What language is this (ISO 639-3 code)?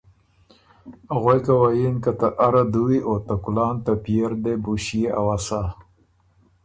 oru